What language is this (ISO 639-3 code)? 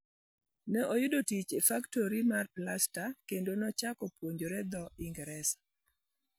luo